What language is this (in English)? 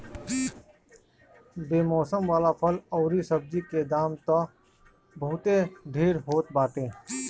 Bhojpuri